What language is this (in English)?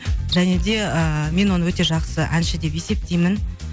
Kazakh